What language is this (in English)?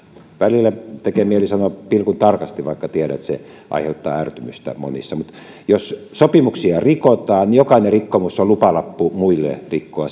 Finnish